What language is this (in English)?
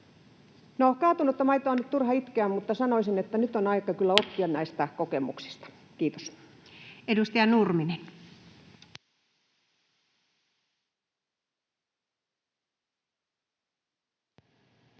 Finnish